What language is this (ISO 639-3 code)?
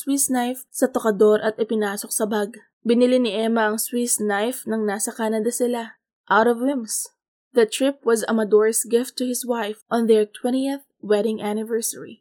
fil